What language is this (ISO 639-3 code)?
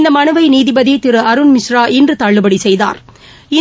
tam